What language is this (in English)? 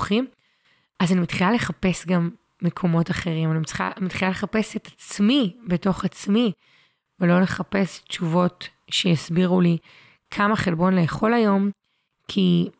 Hebrew